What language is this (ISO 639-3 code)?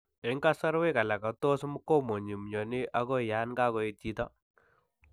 kln